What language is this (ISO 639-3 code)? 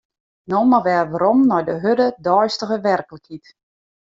fry